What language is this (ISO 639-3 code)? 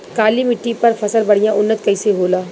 bho